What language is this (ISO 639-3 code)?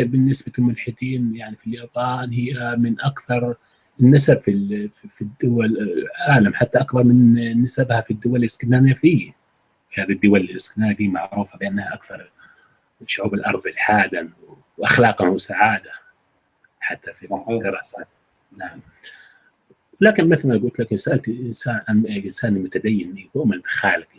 ara